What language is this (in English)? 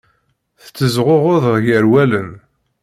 Kabyle